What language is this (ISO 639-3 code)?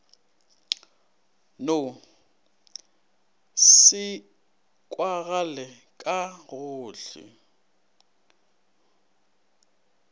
nso